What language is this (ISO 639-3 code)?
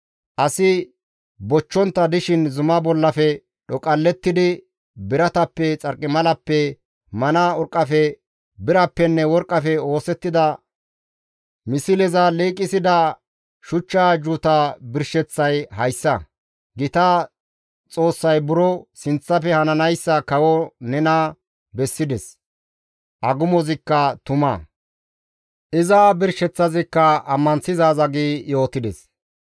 gmv